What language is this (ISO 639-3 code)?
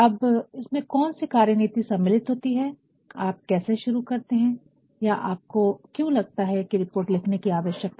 hin